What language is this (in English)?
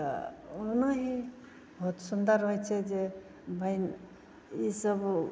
Maithili